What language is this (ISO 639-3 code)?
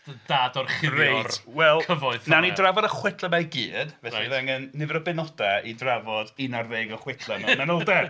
cym